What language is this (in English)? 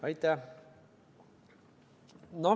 Estonian